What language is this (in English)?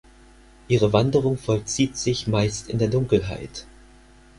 German